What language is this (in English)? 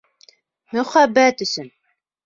Bashkir